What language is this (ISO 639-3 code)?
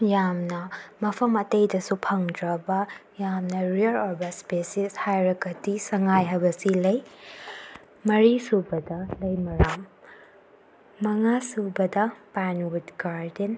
mni